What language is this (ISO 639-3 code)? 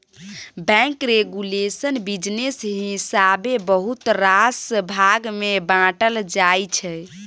mai